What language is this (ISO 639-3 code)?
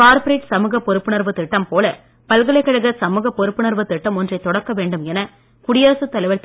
tam